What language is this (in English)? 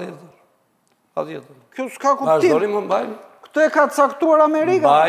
Romanian